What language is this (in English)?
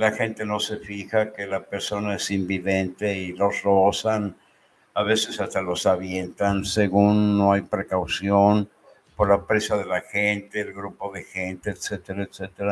Spanish